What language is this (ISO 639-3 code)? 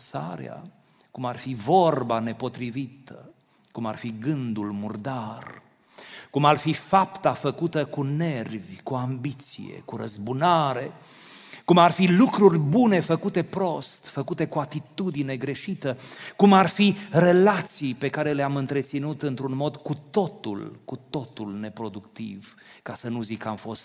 ron